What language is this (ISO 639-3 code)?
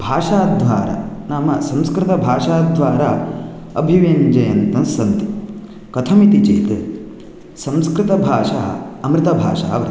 san